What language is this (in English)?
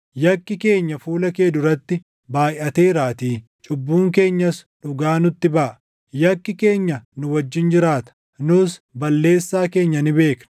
Oromo